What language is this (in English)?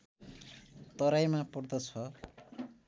Nepali